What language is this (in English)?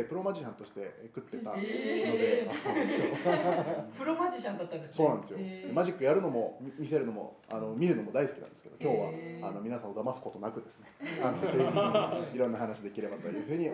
Japanese